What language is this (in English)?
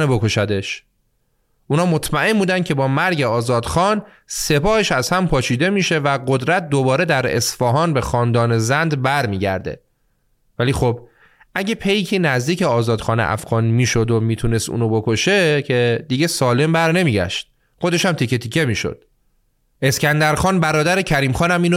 Persian